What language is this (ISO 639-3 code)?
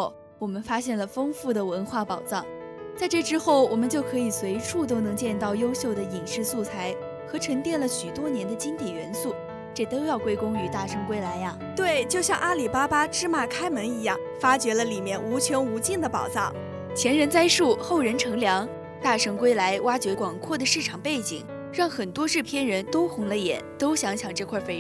zho